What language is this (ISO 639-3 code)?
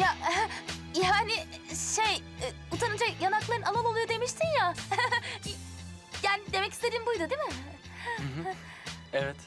tur